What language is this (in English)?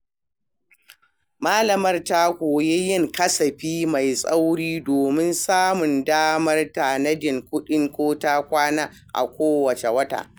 Hausa